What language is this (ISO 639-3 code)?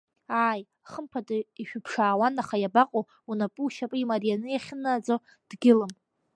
abk